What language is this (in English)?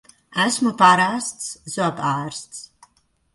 Latvian